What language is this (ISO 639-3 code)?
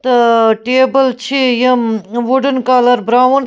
kas